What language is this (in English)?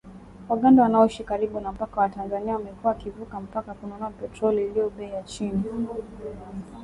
Swahili